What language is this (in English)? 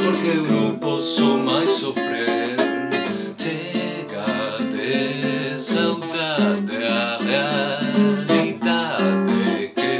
English